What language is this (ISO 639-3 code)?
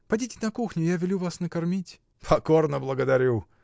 rus